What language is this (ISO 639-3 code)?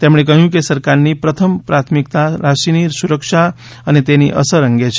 guj